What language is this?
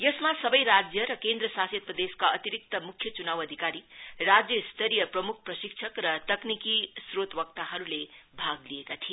Nepali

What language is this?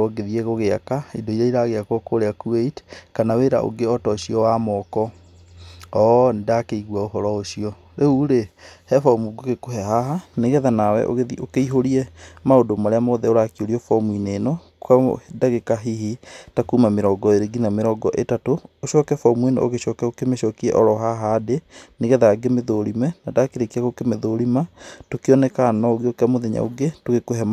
Kikuyu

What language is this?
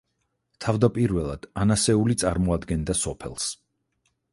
Georgian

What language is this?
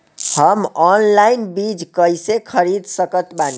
Bhojpuri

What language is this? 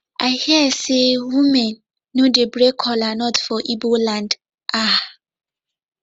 Nigerian Pidgin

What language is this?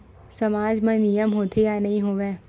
Chhattisgarhi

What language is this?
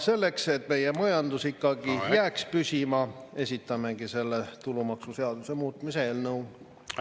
Estonian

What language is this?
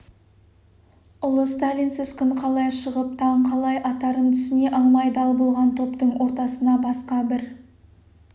Kazakh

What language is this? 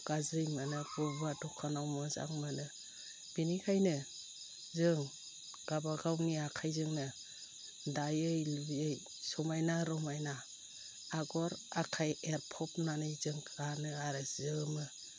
Bodo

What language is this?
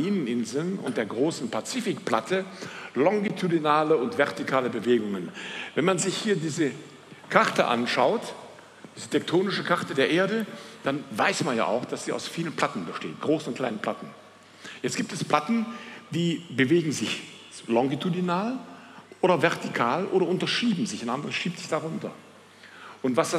German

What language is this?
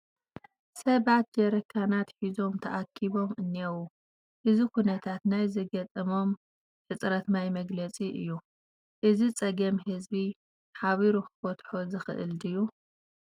Tigrinya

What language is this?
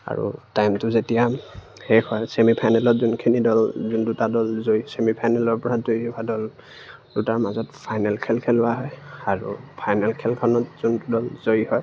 Assamese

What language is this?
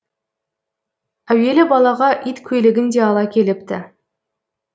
Kazakh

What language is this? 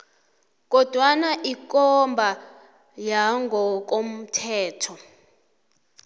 South Ndebele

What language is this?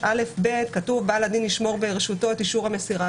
Hebrew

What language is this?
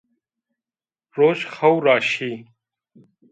Zaza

